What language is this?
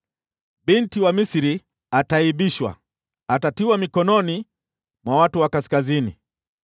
Swahili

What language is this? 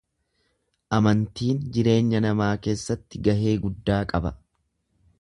Oromo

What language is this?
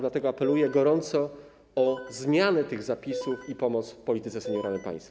Polish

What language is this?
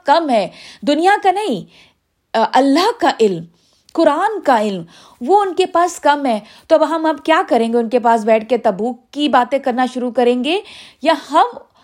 Urdu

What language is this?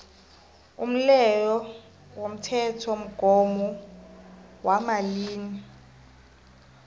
South Ndebele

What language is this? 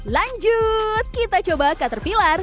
Indonesian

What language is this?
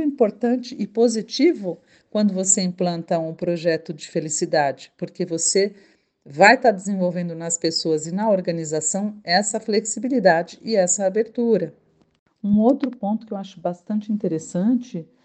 Portuguese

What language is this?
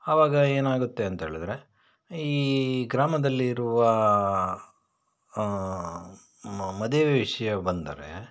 Kannada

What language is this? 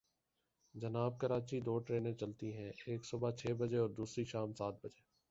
Urdu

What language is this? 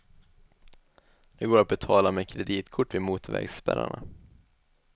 Swedish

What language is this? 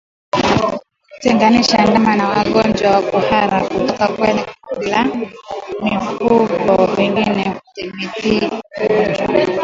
Swahili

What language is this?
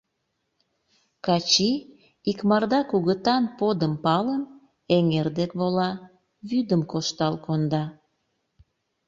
Mari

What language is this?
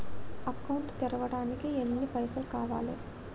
Telugu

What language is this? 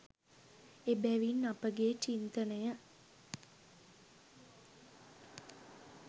Sinhala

